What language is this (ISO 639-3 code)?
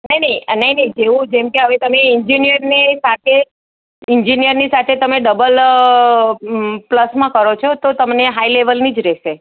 guj